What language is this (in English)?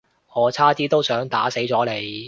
Cantonese